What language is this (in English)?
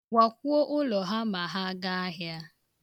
Igbo